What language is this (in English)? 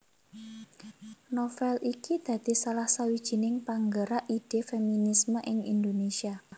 Javanese